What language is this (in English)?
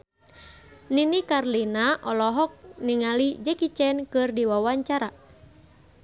Sundanese